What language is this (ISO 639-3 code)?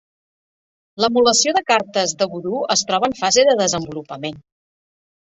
cat